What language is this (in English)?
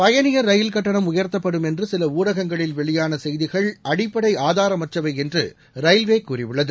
Tamil